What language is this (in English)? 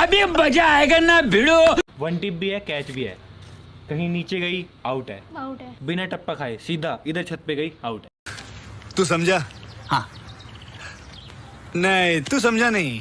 Hindi